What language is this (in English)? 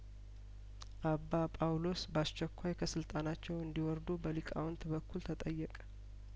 Amharic